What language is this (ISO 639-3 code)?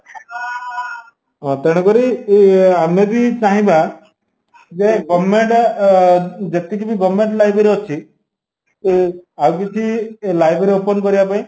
ori